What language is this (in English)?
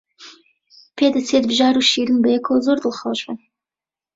Central Kurdish